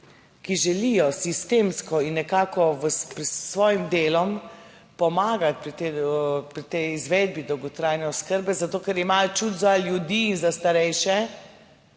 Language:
Slovenian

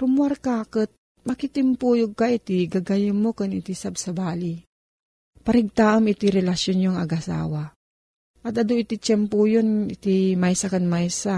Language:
Filipino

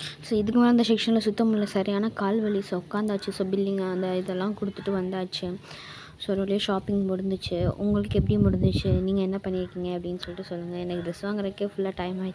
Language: Tamil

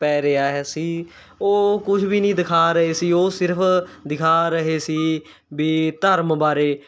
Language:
Punjabi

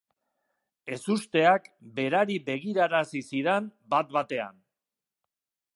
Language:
Basque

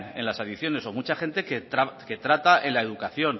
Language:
Spanish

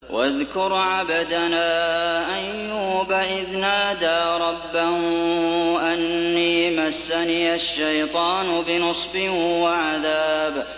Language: Arabic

